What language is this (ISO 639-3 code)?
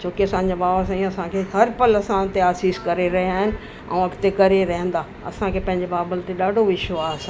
snd